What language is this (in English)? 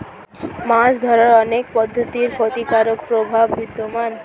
Bangla